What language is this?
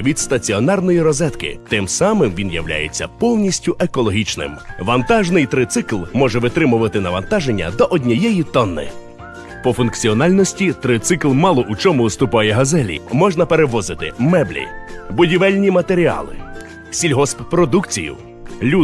Ukrainian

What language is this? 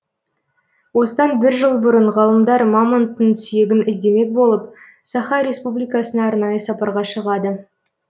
Kazakh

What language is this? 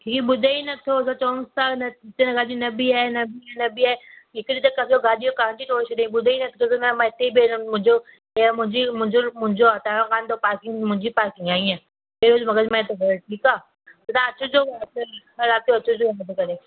Sindhi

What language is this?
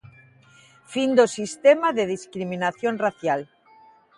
Galician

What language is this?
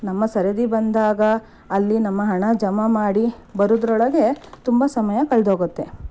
Kannada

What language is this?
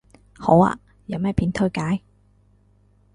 Cantonese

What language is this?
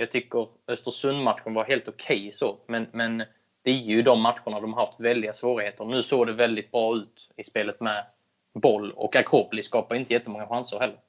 Swedish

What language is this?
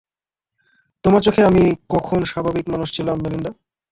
Bangla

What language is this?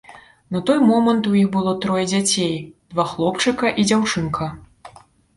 Belarusian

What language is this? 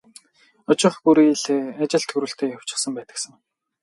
Mongolian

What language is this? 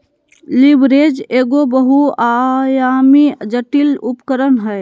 Magahi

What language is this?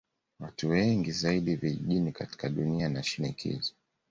Swahili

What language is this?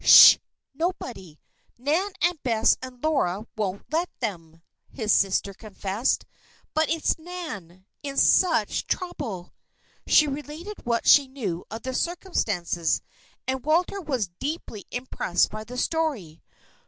English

